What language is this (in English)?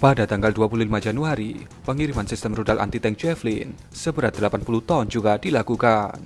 Indonesian